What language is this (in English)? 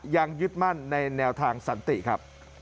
Thai